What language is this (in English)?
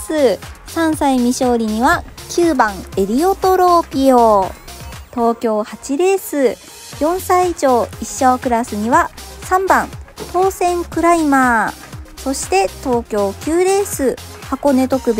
Japanese